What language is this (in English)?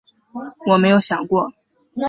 Chinese